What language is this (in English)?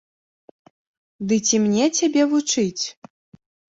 Belarusian